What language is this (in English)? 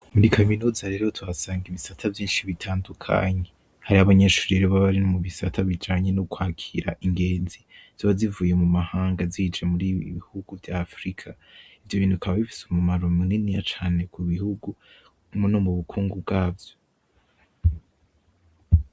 Rundi